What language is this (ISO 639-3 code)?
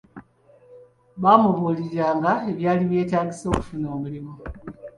lug